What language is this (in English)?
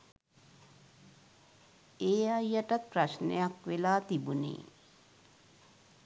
Sinhala